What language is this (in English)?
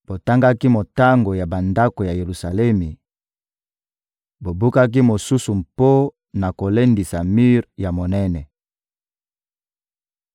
Lingala